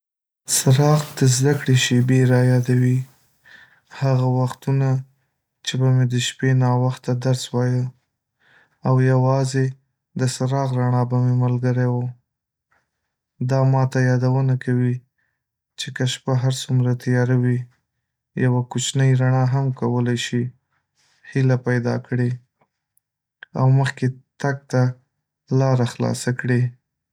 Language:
Pashto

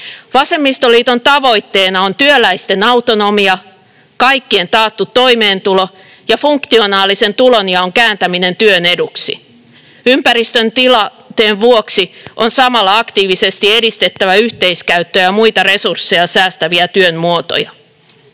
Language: Finnish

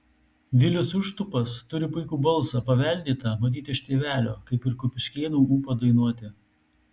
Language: Lithuanian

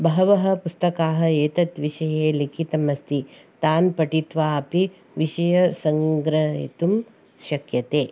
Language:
Sanskrit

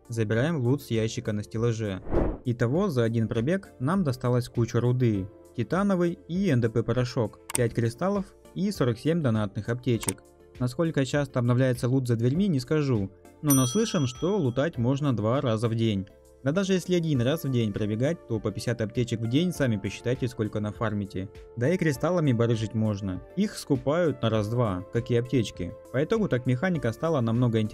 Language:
Russian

